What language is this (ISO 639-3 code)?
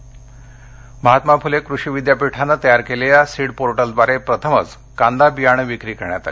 mar